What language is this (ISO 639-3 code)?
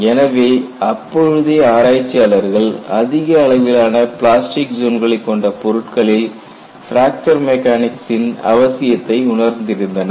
tam